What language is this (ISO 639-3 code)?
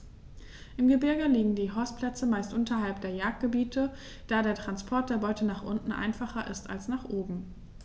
deu